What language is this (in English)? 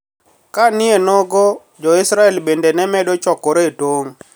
Luo (Kenya and Tanzania)